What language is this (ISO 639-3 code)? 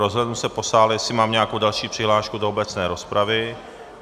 ces